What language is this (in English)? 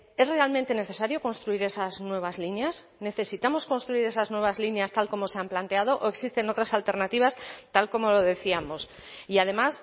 Spanish